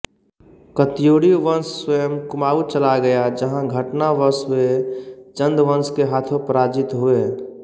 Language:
Hindi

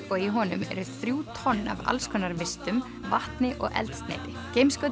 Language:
Icelandic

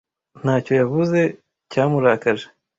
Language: Kinyarwanda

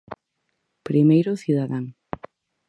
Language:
Galician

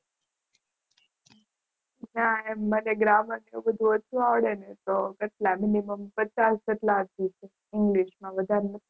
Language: Gujarati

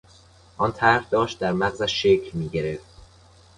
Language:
Persian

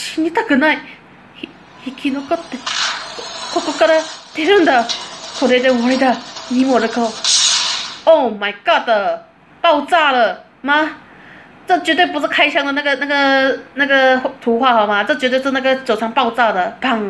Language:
Japanese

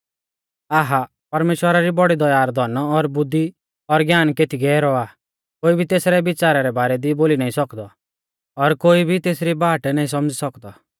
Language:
Mahasu Pahari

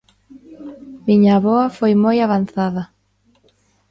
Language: Galician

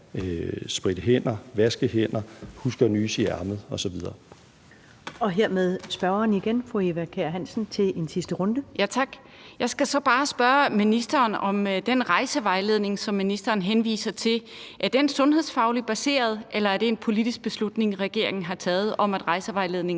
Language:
Danish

